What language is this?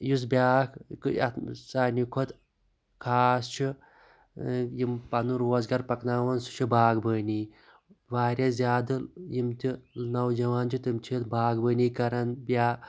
Kashmiri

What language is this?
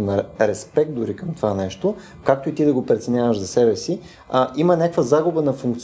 Bulgarian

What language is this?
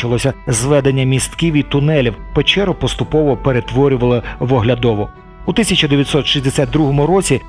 Ukrainian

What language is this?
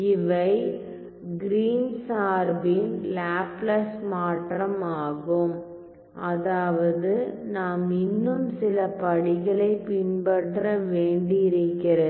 Tamil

